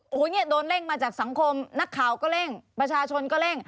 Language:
Thai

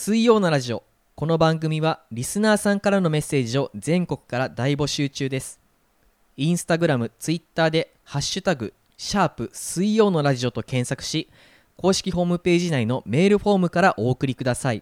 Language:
Japanese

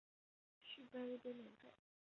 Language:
Chinese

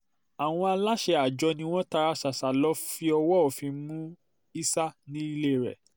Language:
Yoruba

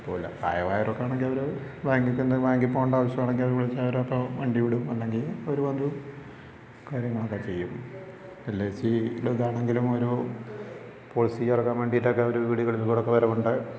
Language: Malayalam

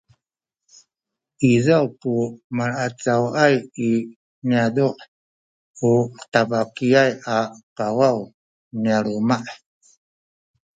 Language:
Sakizaya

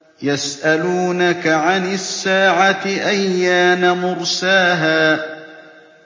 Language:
Arabic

